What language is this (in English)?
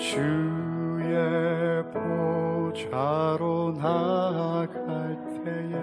Korean